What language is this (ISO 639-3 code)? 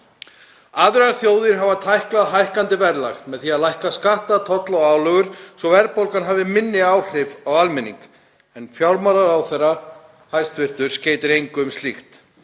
isl